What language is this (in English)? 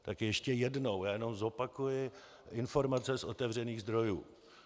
Czech